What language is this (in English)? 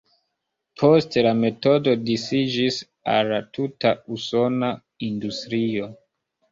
Esperanto